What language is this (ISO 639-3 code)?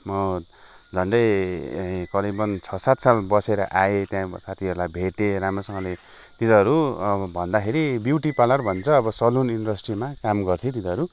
nep